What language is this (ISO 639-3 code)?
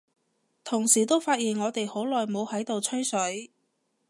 yue